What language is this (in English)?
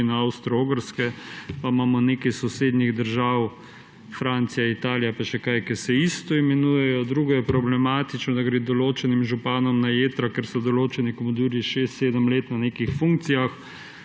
Slovenian